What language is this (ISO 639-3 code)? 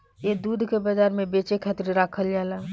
bho